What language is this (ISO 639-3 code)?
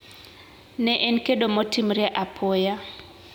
luo